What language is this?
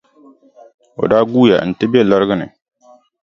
Dagbani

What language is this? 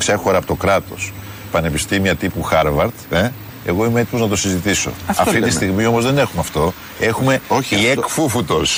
Greek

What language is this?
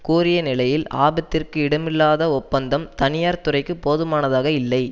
Tamil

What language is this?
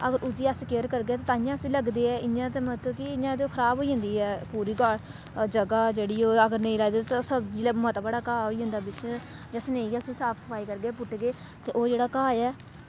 Dogri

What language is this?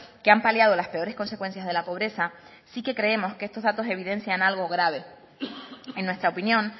Spanish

